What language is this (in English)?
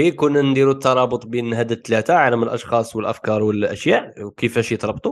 Arabic